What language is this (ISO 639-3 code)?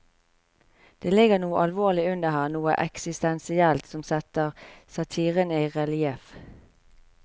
nor